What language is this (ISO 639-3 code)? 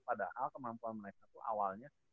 ind